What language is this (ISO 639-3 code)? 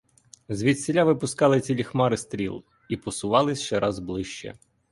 ukr